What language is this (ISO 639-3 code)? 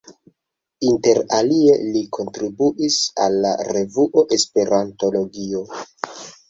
epo